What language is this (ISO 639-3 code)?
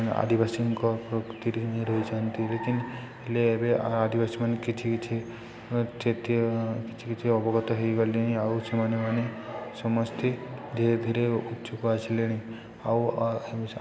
ori